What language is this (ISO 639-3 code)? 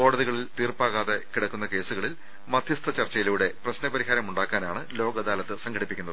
mal